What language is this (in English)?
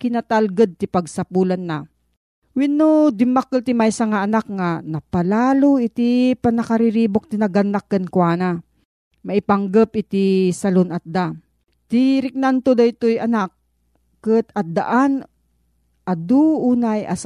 Filipino